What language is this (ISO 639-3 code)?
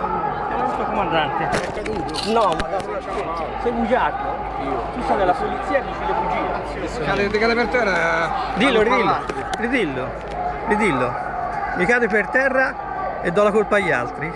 ita